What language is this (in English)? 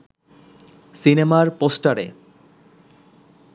Bangla